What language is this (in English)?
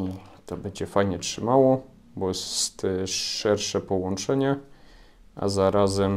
Polish